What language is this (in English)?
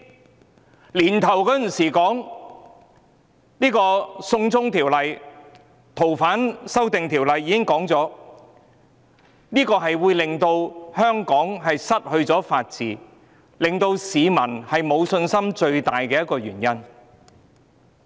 Cantonese